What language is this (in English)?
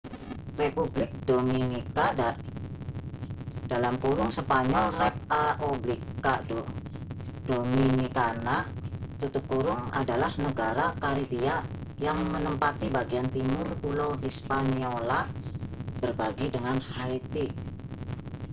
Indonesian